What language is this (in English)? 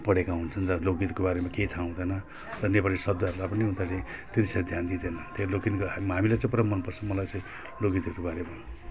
Nepali